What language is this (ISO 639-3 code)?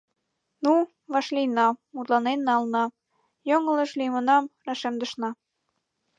chm